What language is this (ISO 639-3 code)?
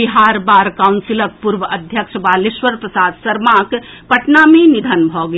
mai